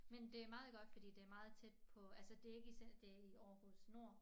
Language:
Danish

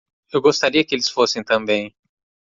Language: Portuguese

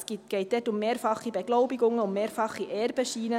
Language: Swiss German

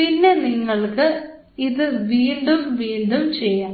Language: Malayalam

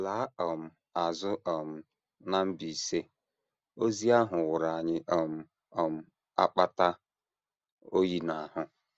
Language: Igbo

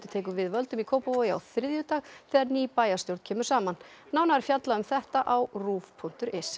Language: Icelandic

